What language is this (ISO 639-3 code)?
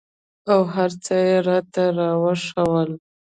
pus